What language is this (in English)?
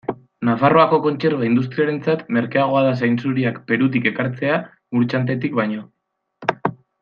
Basque